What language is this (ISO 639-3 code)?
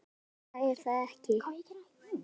isl